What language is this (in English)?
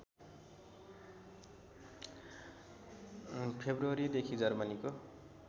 Nepali